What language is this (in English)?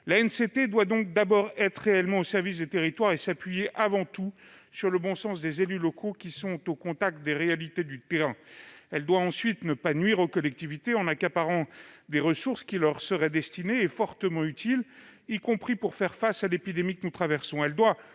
French